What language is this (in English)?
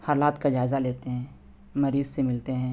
Urdu